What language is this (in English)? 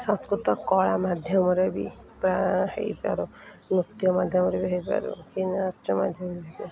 Odia